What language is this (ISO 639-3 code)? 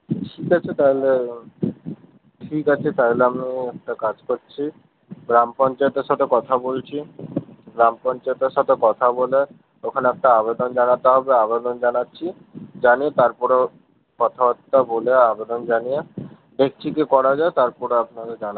ben